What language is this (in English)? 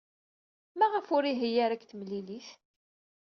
Kabyle